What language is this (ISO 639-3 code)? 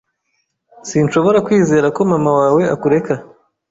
kin